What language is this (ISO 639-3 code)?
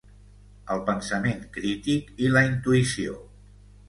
cat